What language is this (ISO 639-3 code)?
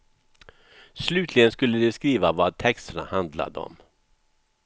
swe